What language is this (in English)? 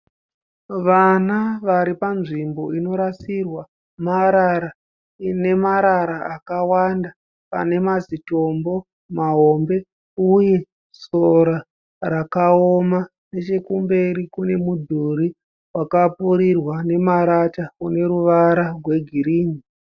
Shona